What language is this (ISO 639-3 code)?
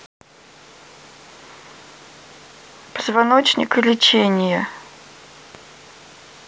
rus